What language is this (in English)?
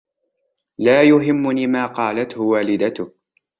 Arabic